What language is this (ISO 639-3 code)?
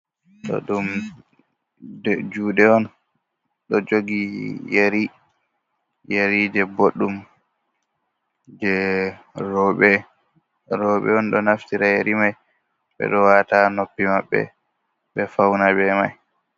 ful